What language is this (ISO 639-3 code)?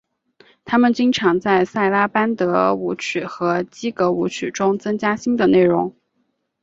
zho